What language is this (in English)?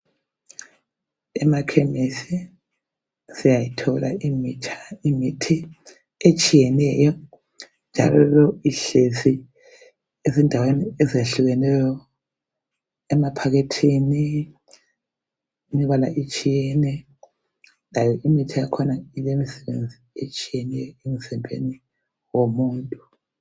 North Ndebele